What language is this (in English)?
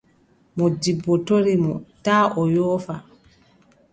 Adamawa Fulfulde